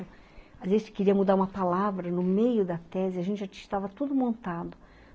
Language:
Portuguese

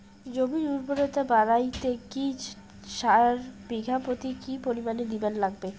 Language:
Bangla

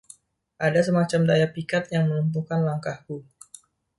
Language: Indonesian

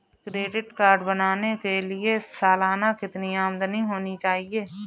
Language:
Hindi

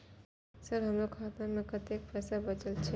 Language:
Maithili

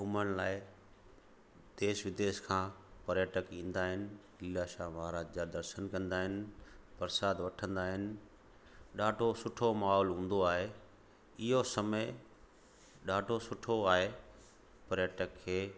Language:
Sindhi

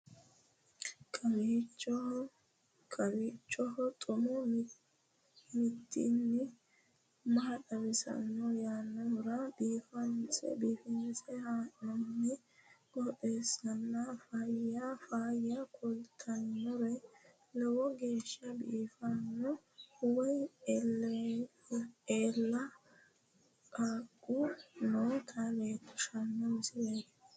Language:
Sidamo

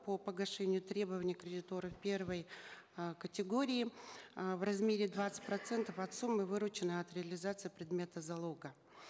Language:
Kazakh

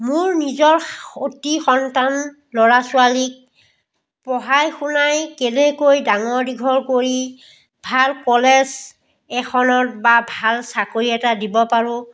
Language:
Assamese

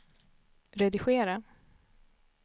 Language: Swedish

